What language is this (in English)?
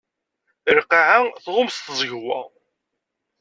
Kabyle